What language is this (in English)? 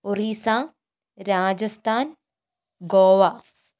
Malayalam